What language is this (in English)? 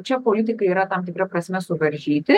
Lithuanian